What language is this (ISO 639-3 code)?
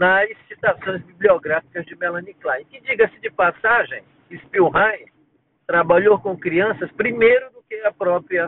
por